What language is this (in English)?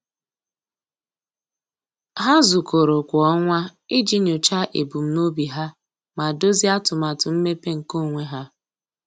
Igbo